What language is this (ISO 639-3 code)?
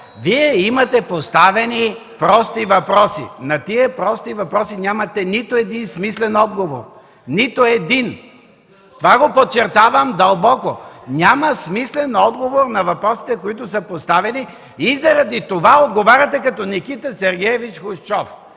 bul